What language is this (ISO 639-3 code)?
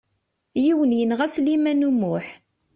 kab